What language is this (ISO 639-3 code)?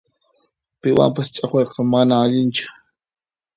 qxp